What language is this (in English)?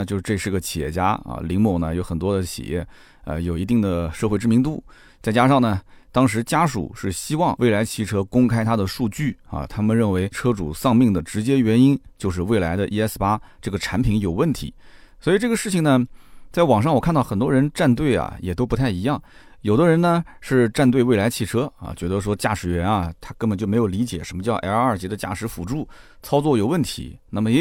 Chinese